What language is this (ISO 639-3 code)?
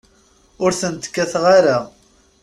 kab